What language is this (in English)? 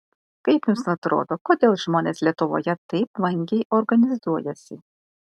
Lithuanian